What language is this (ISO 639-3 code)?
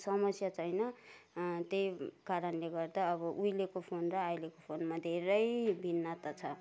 nep